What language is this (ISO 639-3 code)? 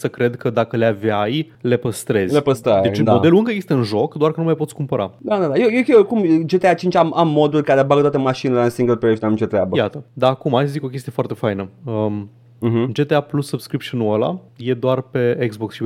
ron